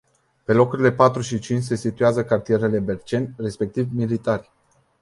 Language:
Romanian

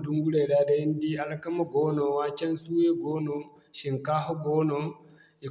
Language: Zarma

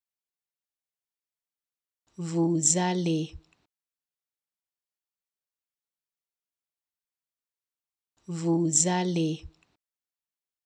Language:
French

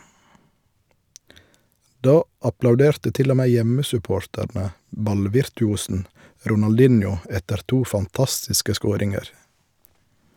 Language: Norwegian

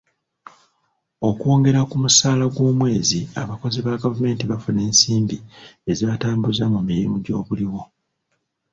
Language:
Ganda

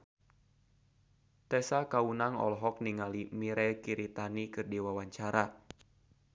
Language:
Sundanese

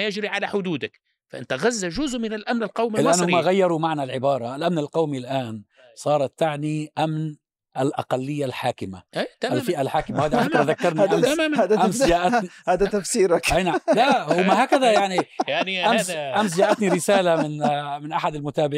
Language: Arabic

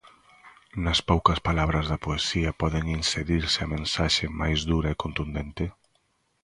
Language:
Galician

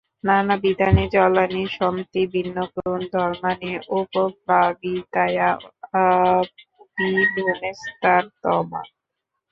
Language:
Bangla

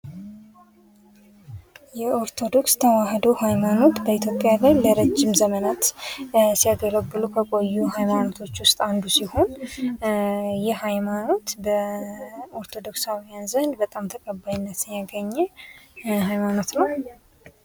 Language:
Amharic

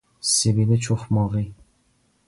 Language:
Persian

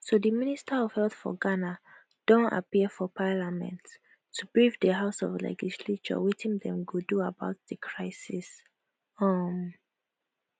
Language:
Nigerian Pidgin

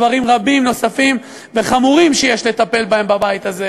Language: Hebrew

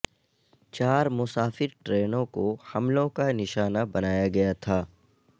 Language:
Urdu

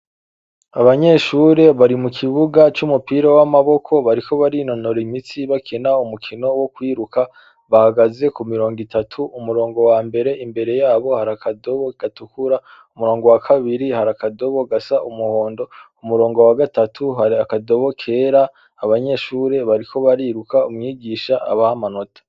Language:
Rundi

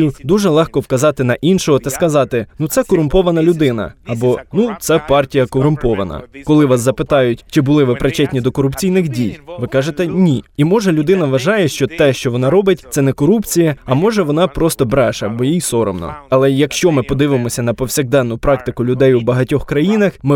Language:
Ukrainian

